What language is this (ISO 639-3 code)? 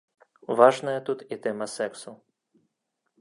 bel